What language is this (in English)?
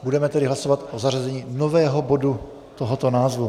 Czech